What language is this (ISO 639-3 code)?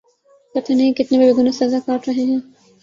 urd